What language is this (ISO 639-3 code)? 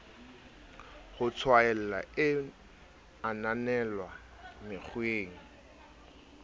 sot